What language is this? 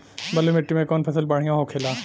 Bhojpuri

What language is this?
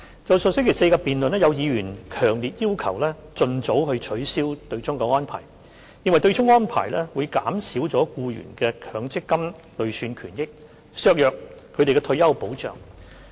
Cantonese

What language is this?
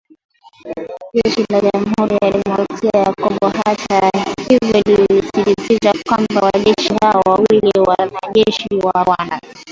Swahili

